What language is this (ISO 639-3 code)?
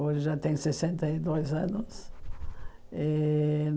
por